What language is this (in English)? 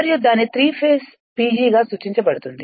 Telugu